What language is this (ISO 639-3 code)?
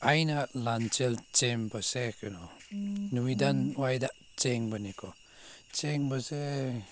mni